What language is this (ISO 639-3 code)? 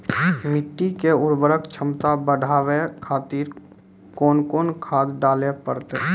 mai